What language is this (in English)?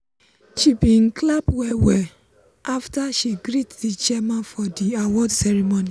Nigerian Pidgin